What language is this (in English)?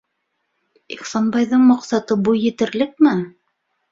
Bashkir